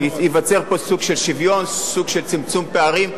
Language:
Hebrew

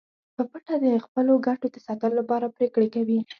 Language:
Pashto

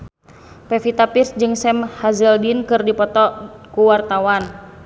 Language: Sundanese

